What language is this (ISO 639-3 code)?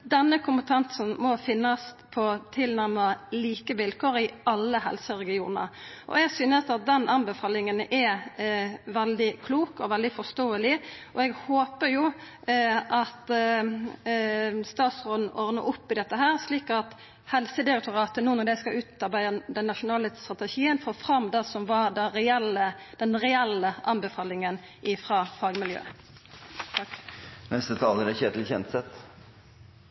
nno